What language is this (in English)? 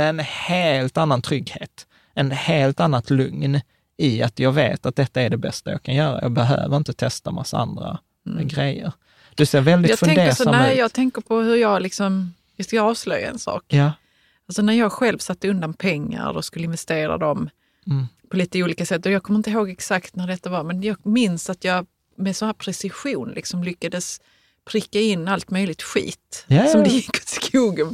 Swedish